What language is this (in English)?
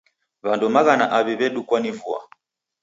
Taita